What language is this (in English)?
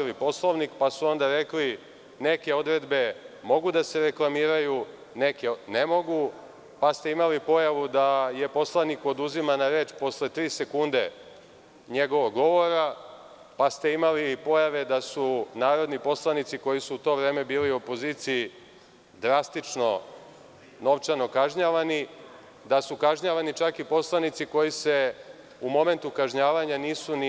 Serbian